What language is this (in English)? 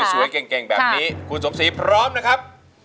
Thai